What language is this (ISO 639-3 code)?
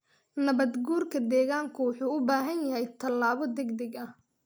som